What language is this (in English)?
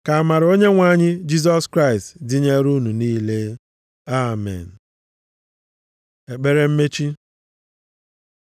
Igbo